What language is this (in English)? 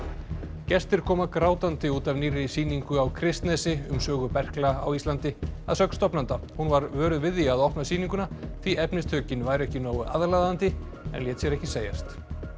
Icelandic